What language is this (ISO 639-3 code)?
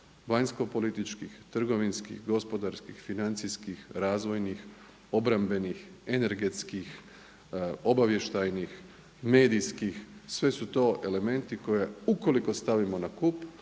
hrv